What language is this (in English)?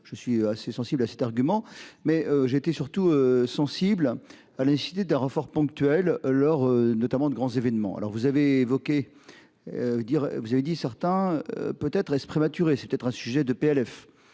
French